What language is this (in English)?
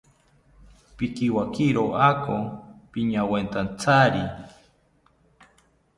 South Ucayali Ashéninka